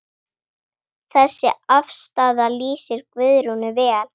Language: Icelandic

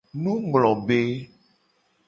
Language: Gen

